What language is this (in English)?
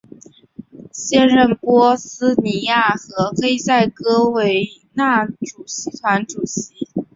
Chinese